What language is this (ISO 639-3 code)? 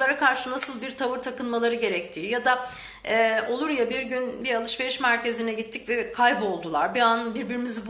tur